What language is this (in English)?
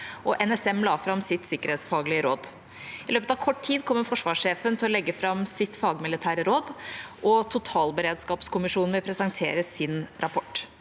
Norwegian